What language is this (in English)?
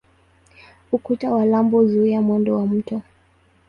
Swahili